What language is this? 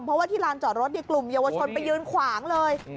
Thai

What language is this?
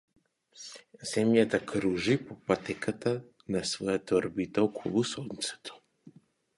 Macedonian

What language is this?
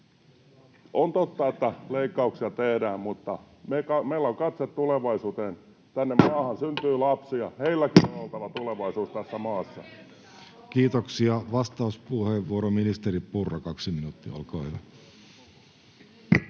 Finnish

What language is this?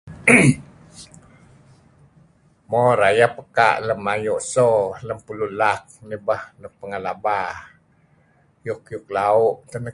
Kelabit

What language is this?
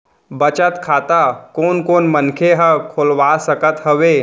Chhattisgarhi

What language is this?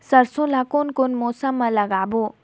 Chhattisgarhi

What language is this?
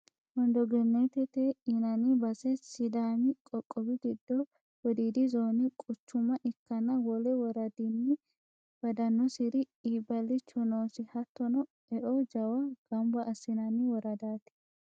Sidamo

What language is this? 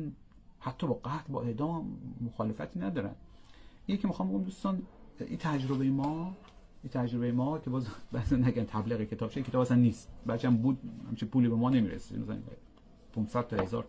Persian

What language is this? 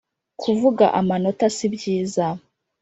Kinyarwanda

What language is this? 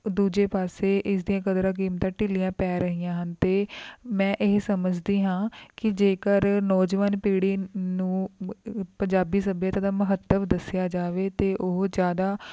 Punjabi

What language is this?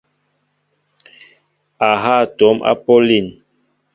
Mbo (Cameroon)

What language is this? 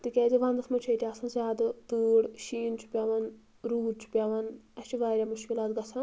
Kashmiri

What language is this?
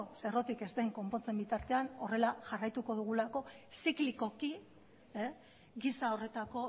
Basque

